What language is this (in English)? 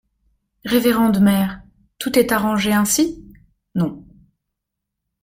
French